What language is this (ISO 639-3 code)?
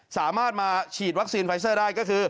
tha